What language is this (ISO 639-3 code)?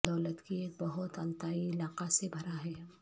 urd